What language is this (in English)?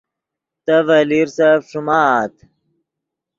Yidgha